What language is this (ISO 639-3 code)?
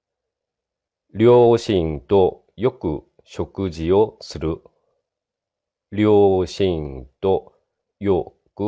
jpn